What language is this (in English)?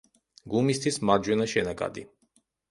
Georgian